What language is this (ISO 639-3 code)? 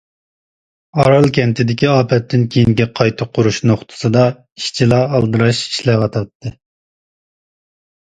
uig